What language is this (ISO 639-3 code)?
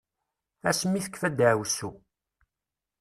kab